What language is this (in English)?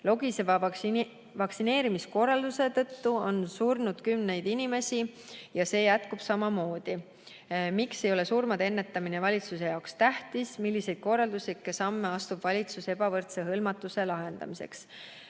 Estonian